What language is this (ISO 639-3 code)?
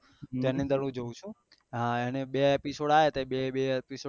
guj